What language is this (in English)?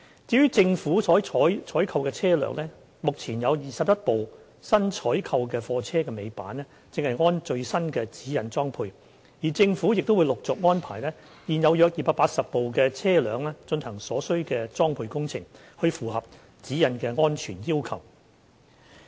Cantonese